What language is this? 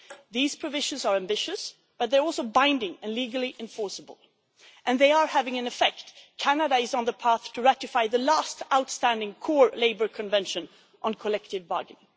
English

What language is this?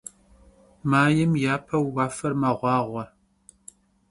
Kabardian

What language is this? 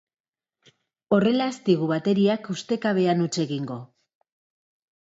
Basque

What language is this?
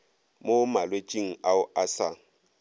Northern Sotho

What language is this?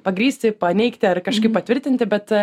Lithuanian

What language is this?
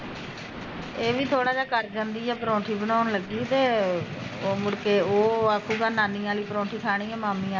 Punjabi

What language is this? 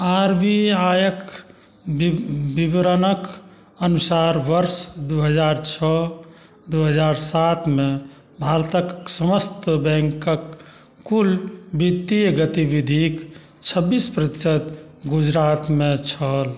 Maithili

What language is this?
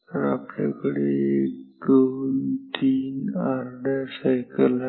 Marathi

